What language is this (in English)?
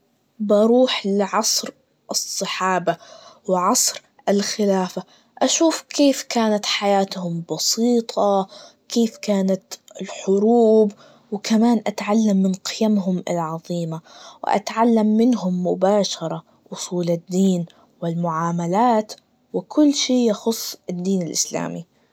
Najdi Arabic